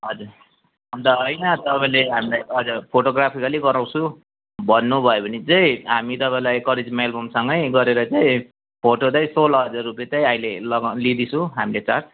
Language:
Nepali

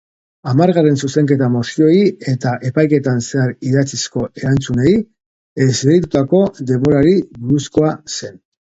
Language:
Basque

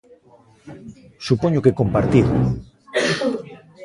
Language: Galician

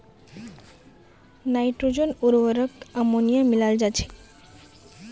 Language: Magahi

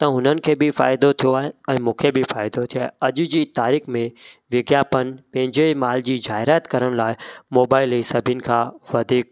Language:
Sindhi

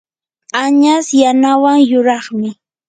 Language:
Yanahuanca Pasco Quechua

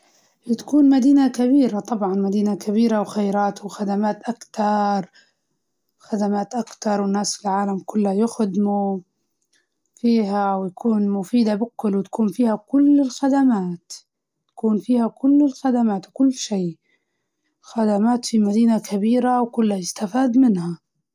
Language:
Libyan Arabic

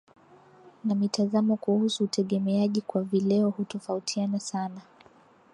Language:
Swahili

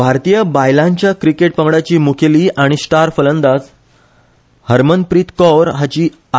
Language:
Konkani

